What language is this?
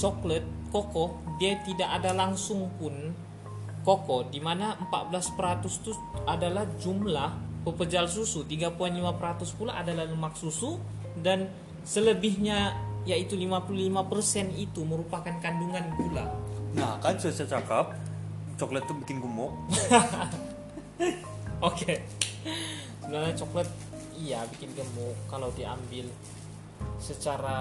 Malay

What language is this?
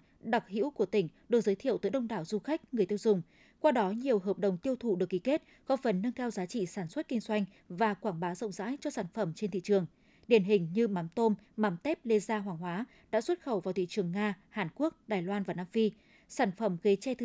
Vietnamese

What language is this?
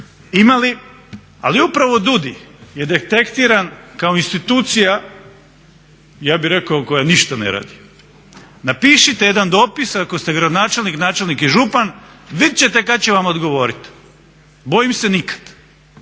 Croatian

